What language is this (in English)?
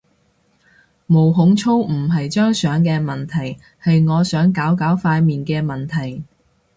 Cantonese